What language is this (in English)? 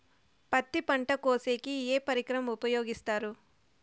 Telugu